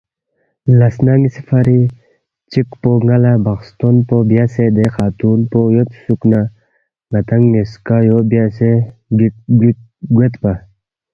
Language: Balti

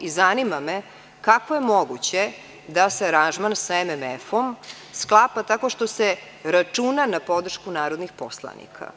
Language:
Serbian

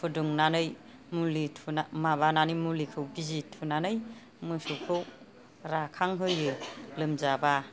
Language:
Bodo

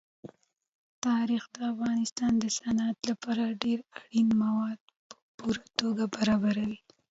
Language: Pashto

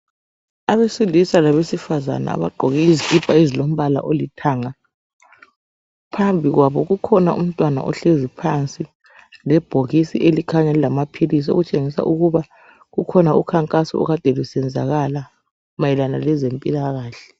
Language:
North Ndebele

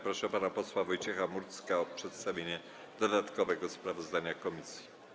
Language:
Polish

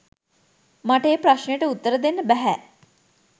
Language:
Sinhala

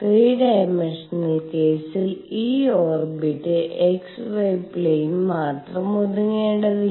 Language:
Malayalam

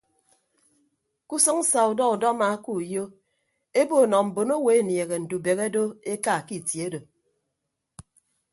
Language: Ibibio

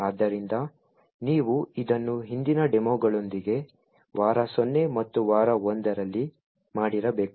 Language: Kannada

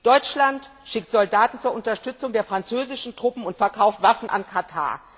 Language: German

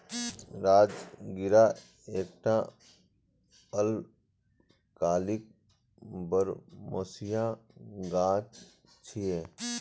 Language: Maithili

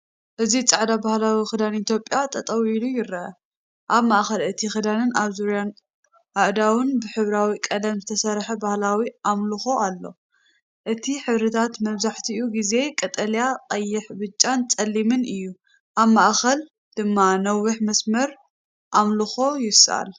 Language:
Tigrinya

